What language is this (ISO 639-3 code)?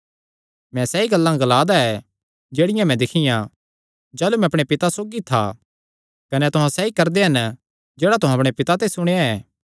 xnr